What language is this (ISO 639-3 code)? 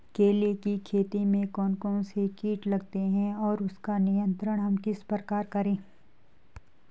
hin